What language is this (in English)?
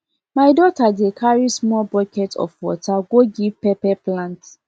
Nigerian Pidgin